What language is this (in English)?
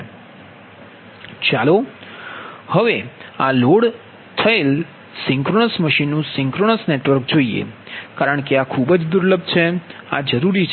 Gujarati